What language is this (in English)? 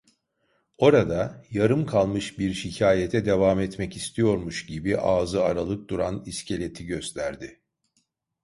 Turkish